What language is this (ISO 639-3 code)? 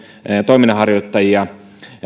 fin